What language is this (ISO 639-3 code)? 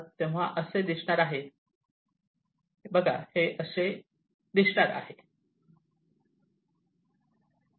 mar